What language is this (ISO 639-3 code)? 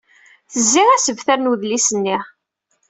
kab